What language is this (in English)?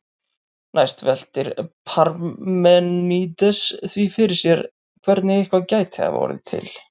Icelandic